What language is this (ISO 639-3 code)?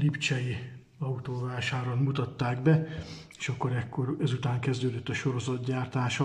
hun